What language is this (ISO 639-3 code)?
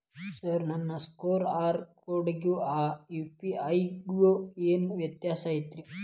kan